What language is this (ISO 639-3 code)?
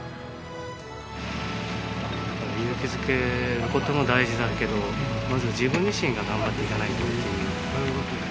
jpn